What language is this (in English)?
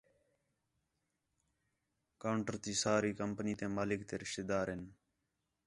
Khetrani